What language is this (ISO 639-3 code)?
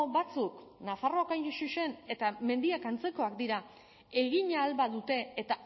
eus